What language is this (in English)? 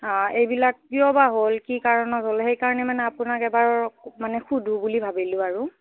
Assamese